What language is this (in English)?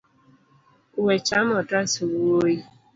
Luo (Kenya and Tanzania)